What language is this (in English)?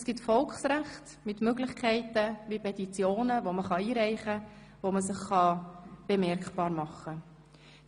Swiss German